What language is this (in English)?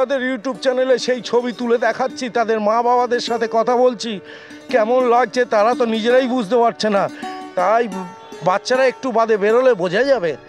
Bangla